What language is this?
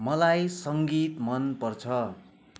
Nepali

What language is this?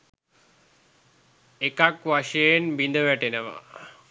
Sinhala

